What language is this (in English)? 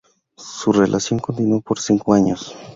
Spanish